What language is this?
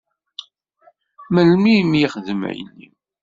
Kabyle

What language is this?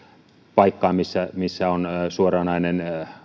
Finnish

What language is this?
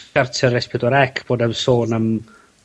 Welsh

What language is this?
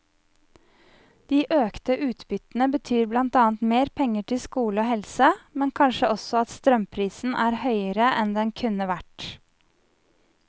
Norwegian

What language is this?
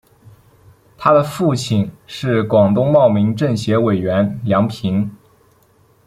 Chinese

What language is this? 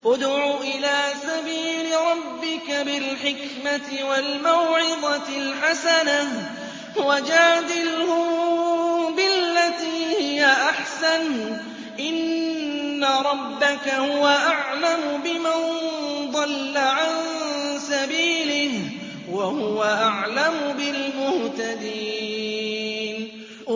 Arabic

